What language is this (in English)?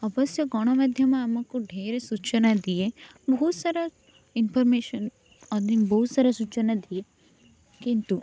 Odia